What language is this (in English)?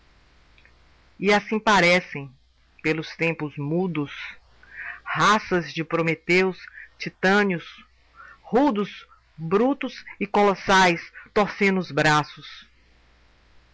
Portuguese